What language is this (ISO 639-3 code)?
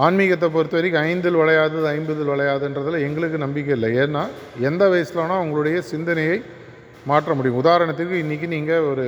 tam